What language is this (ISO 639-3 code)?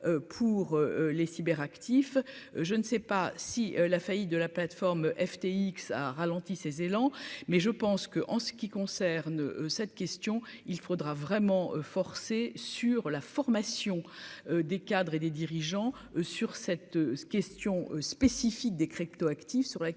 fra